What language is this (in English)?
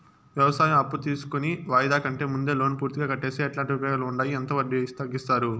Telugu